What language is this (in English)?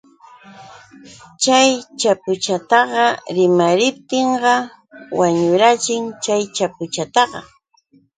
Yauyos Quechua